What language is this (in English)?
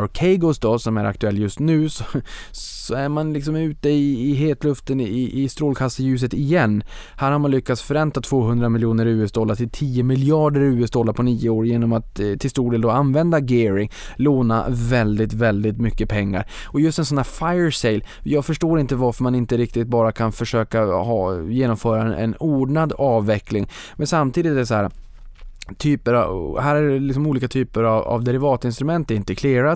Swedish